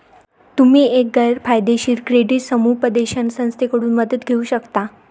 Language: Marathi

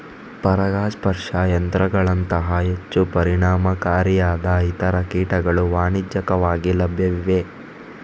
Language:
Kannada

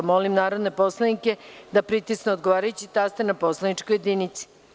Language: Serbian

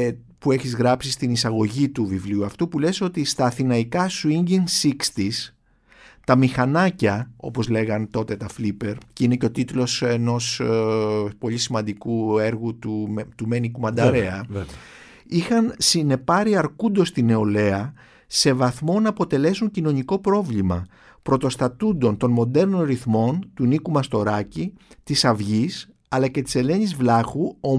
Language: Greek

